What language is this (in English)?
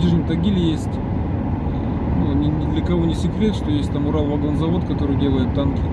Russian